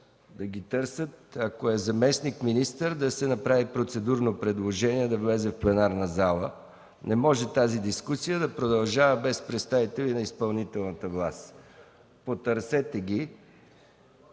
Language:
Bulgarian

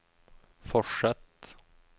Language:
Norwegian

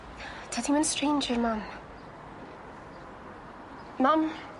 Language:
Welsh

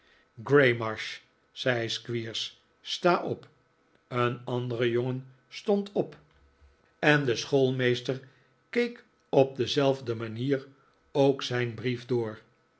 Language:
Dutch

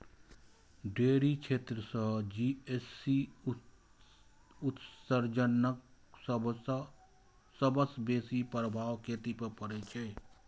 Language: Maithili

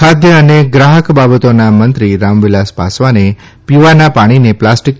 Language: Gujarati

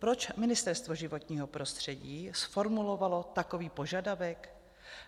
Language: Czech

